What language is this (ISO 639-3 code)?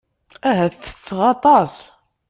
kab